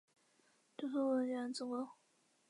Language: Chinese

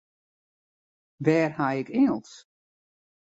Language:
Western Frisian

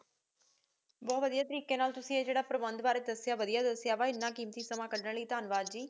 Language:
Punjabi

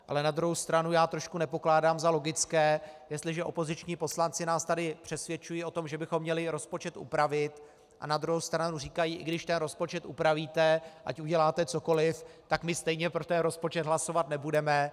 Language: Czech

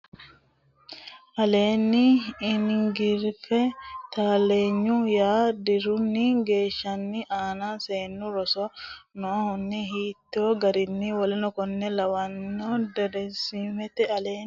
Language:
Sidamo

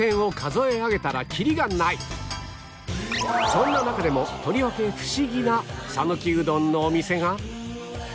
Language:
Japanese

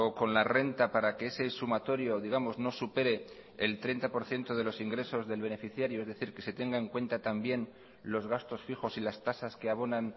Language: Spanish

